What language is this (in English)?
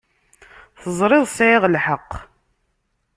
Kabyle